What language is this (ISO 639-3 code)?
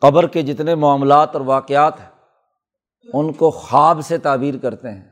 urd